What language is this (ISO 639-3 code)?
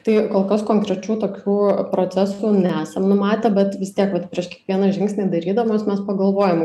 lit